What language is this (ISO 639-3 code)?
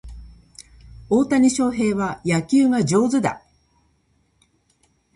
jpn